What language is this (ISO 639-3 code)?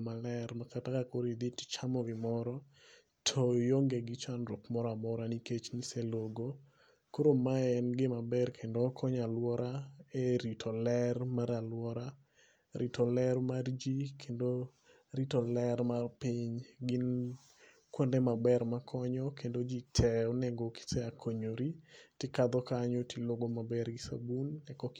luo